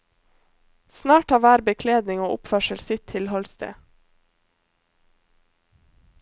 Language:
Norwegian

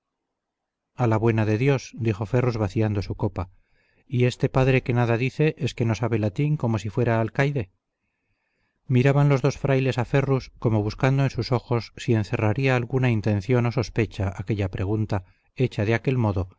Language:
Spanish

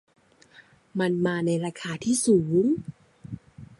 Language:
Thai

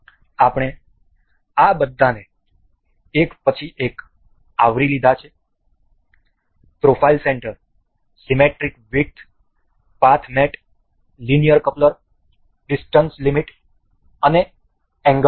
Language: Gujarati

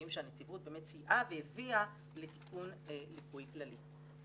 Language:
Hebrew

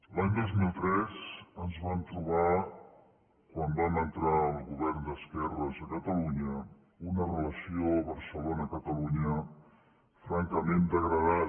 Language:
Catalan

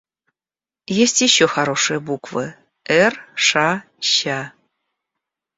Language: Russian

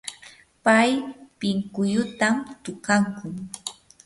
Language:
Yanahuanca Pasco Quechua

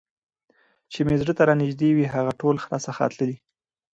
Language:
Pashto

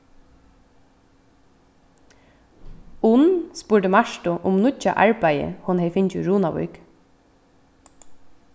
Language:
Faroese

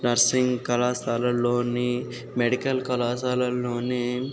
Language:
Telugu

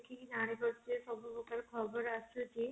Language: Odia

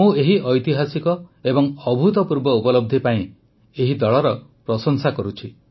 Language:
Odia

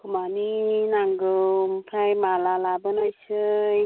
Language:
Bodo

